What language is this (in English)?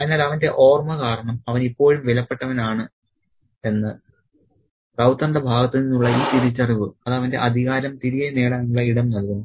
Malayalam